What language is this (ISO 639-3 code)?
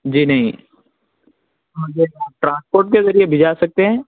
urd